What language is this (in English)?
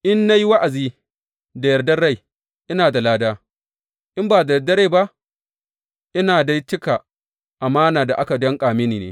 Hausa